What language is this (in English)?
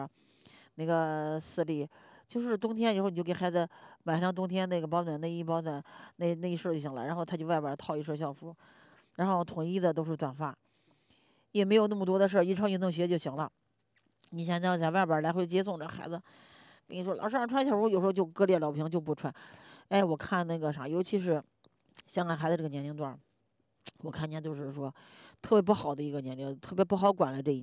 Chinese